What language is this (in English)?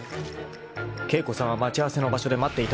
Japanese